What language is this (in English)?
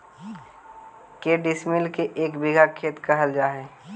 Magahi